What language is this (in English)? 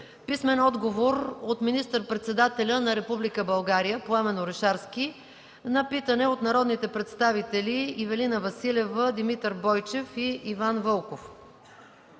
Bulgarian